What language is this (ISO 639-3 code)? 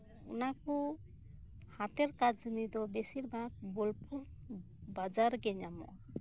sat